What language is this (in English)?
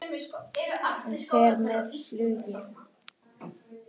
Icelandic